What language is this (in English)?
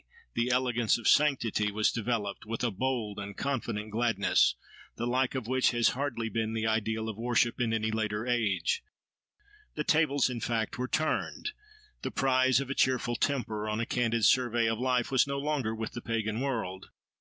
English